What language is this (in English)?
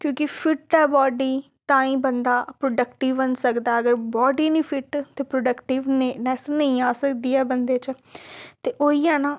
Dogri